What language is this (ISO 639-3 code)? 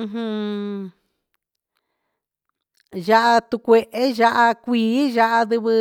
mxs